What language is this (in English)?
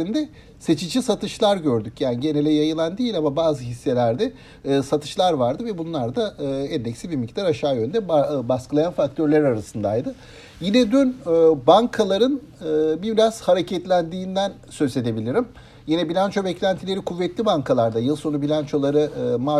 Turkish